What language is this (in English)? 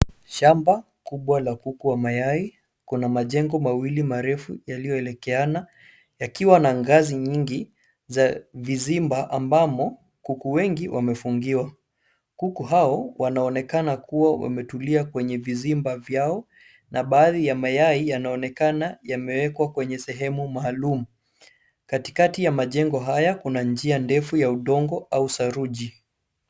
Swahili